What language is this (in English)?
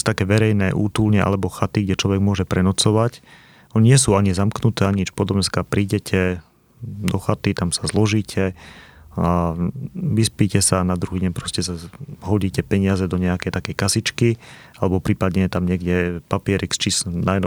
Slovak